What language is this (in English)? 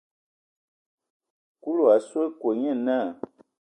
Ewondo